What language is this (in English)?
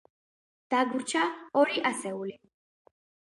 Georgian